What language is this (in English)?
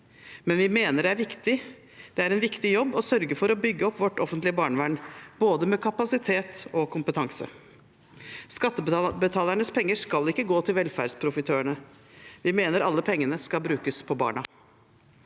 Norwegian